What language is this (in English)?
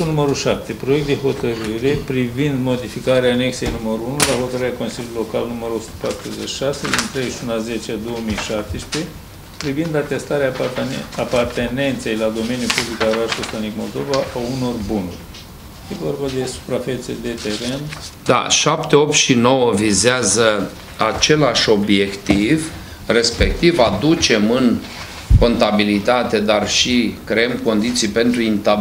Romanian